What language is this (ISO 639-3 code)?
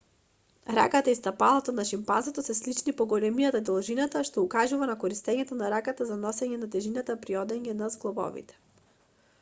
mkd